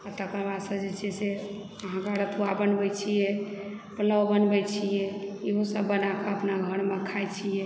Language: Maithili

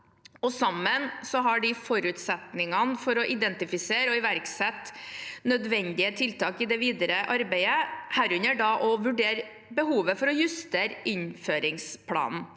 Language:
Norwegian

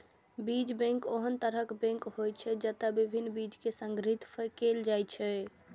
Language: Maithili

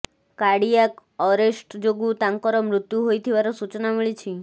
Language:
Odia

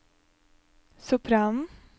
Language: Norwegian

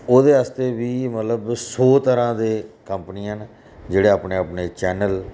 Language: Dogri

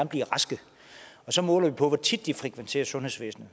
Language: Danish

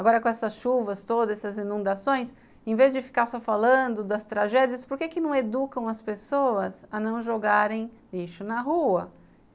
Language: Portuguese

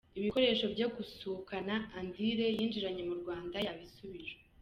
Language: Kinyarwanda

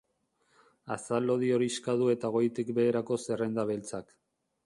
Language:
Basque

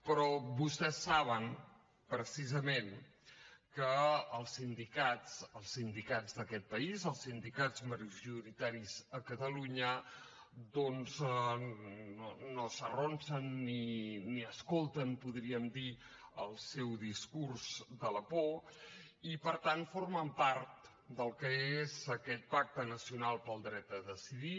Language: Catalan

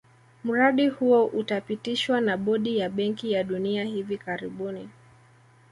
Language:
Swahili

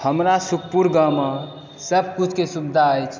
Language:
Maithili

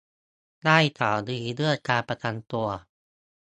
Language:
Thai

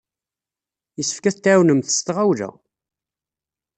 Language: Kabyle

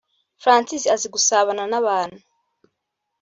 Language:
Kinyarwanda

